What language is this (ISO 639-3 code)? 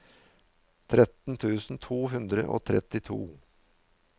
nor